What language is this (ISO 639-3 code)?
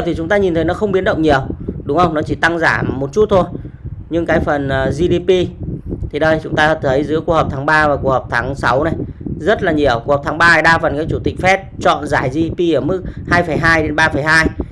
vie